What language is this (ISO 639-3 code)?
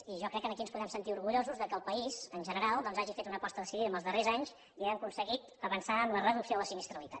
cat